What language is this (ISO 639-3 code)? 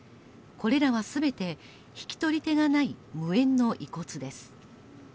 jpn